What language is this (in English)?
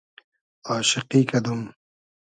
Hazaragi